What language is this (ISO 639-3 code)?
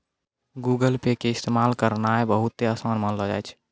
mai